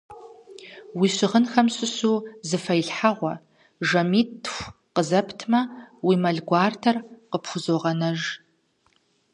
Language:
Kabardian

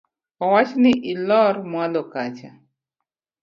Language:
Luo (Kenya and Tanzania)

